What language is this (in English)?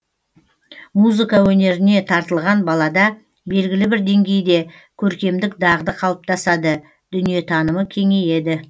Kazakh